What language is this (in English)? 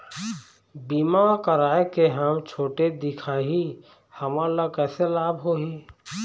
Chhattisgarhi